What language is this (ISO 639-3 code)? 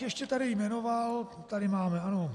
ces